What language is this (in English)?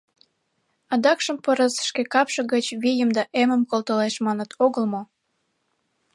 Mari